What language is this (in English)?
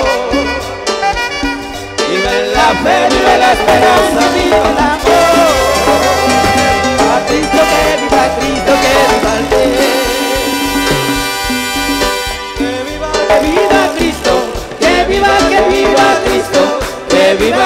Arabic